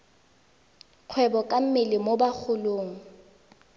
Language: Tswana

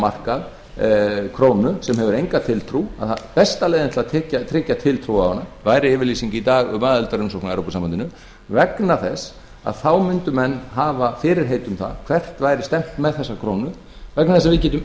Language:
Icelandic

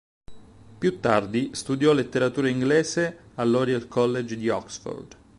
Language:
Italian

